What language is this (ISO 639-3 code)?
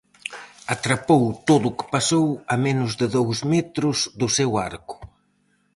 glg